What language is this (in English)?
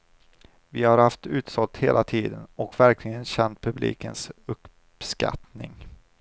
Swedish